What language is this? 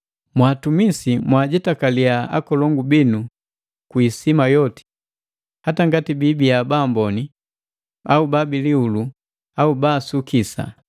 Matengo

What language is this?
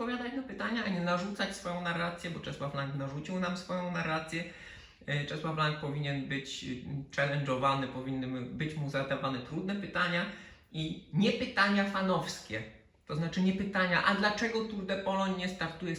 Polish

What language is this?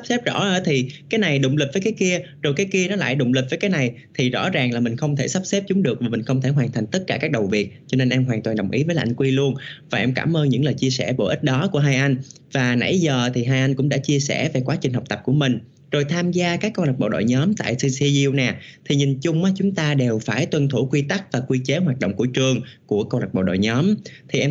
Vietnamese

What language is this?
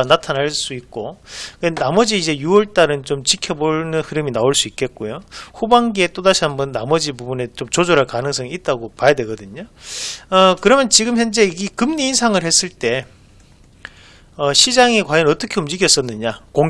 Korean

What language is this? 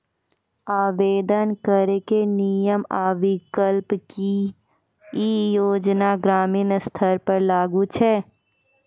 Maithili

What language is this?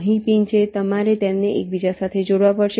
Gujarati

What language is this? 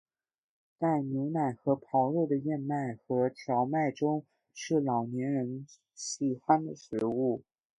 Chinese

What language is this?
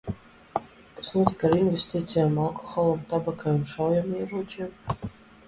Latvian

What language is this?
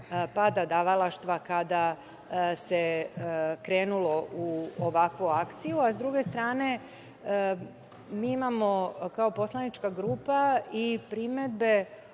Serbian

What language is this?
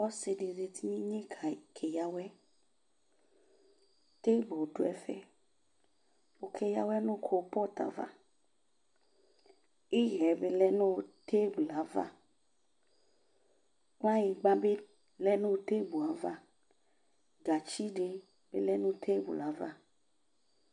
Ikposo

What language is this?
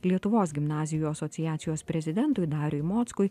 Lithuanian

